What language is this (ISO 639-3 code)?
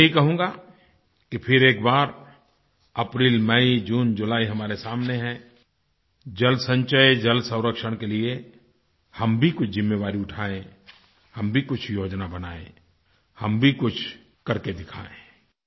hin